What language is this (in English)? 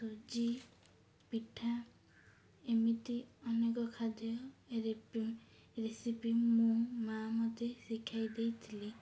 Odia